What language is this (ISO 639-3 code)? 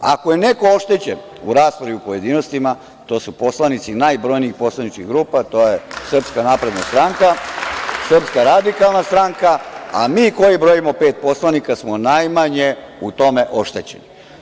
srp